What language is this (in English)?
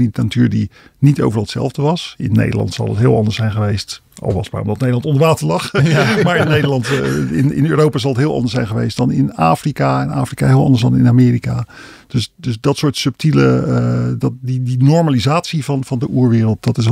Dutch